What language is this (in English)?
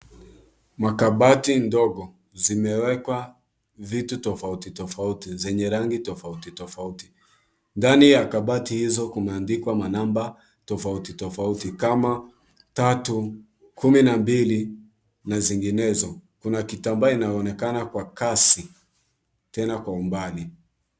Swahili